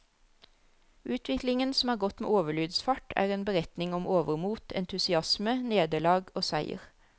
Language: Norwegian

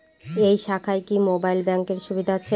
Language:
Bangla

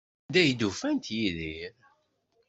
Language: Kabyle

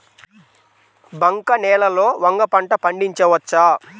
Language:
Telugu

